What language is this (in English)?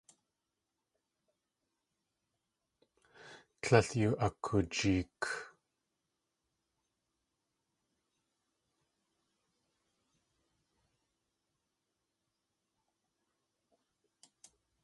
Tlingit